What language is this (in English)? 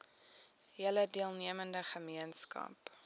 Afrikaans